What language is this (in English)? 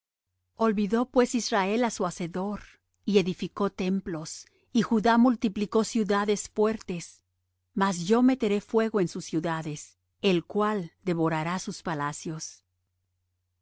Spanish